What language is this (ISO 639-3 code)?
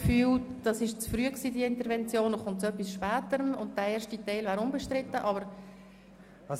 gsw